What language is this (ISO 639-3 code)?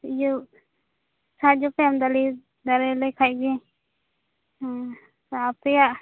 sat